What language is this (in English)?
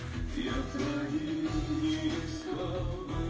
Russian